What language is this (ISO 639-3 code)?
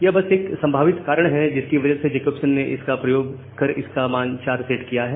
hin